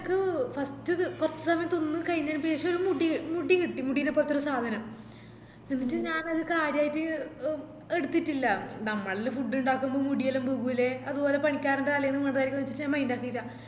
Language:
Malayalam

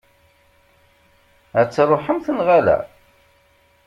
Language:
Kabyle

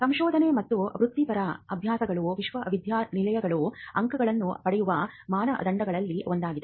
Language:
Kannada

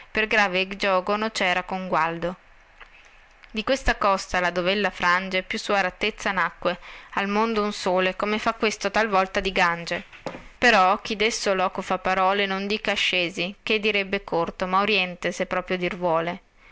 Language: Italian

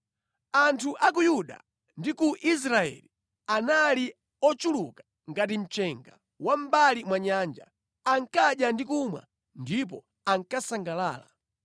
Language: Nyanja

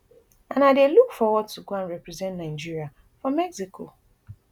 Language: Nigerian Pidgin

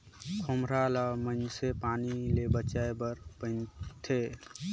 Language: Chhattisgarhi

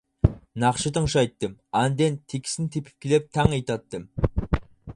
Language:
Uyghur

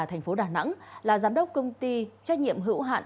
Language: Vietnamese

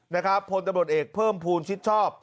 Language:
Thai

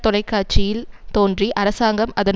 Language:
Tamil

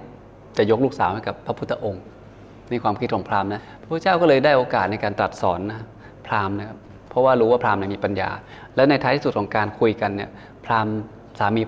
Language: Thai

